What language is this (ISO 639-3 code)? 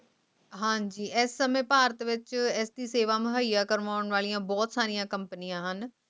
pan